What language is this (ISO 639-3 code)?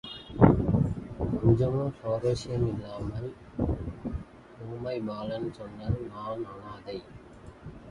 tam